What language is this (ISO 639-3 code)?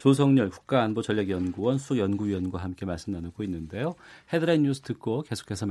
kor